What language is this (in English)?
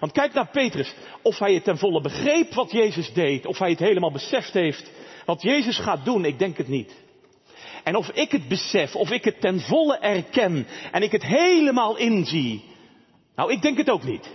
Dutch